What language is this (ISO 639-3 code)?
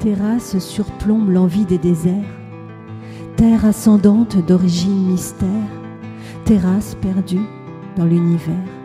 fra